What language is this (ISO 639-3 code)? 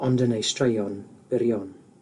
cym